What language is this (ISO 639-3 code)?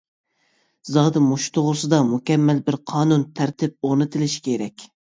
uig